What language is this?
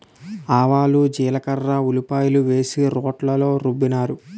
Telugu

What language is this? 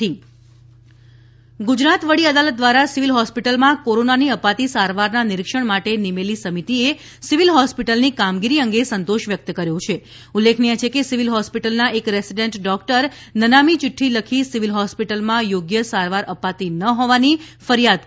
Gujarati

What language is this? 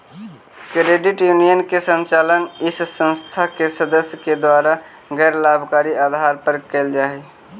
Magahi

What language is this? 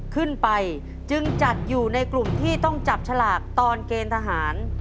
Thai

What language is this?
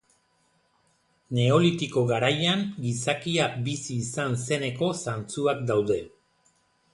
Basque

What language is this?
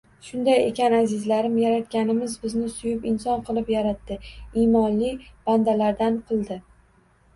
Uzbek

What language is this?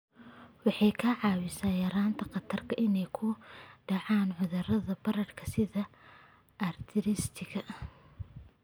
Somali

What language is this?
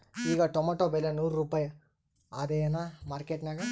Kannada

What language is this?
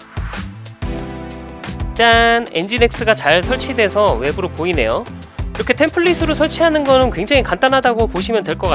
Korean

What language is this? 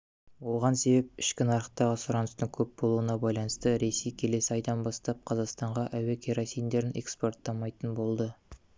Kazakh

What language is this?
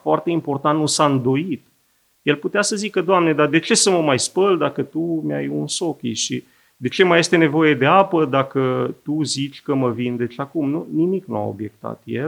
Romanian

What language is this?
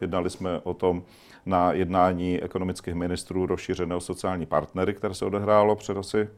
Czech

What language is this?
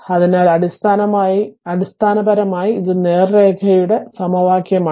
Malayalam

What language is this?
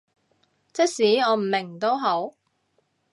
Cantonese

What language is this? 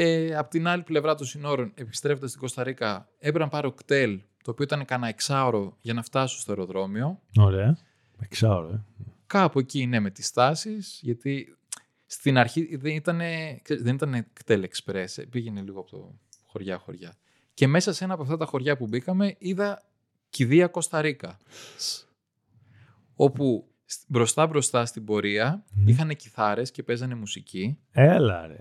Greek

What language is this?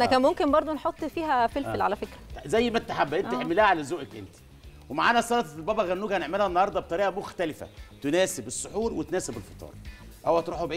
Arabic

